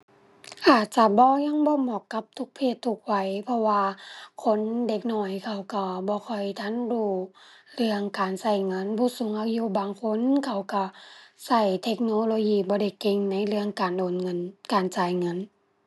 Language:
Thai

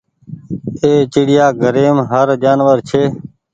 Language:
Goaria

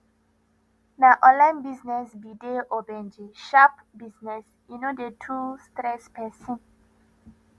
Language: Nigerian Pidgin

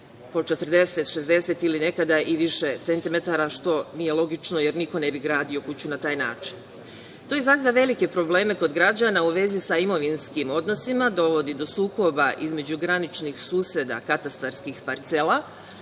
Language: Serbian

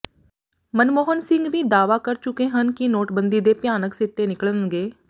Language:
Punjabi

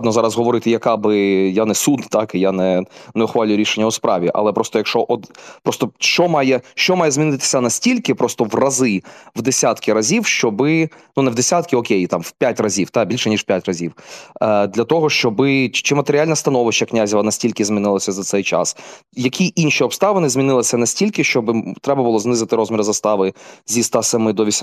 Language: Ukrainian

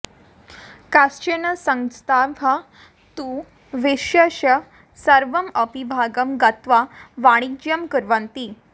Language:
Sanskrit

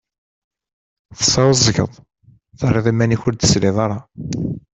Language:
Kabyle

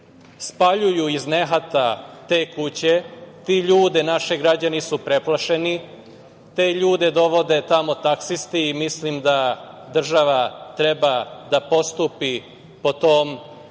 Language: Serbian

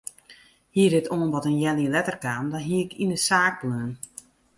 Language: Western Frisian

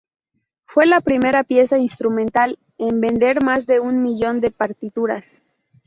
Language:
Spanish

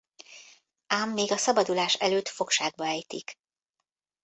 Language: Hungarian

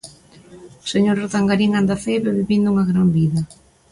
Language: Galician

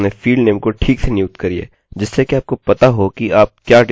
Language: Hindi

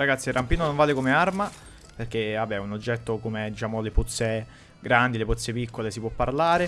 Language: Italian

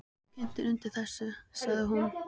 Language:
Icelandic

